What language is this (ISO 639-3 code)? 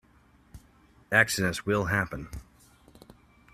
eng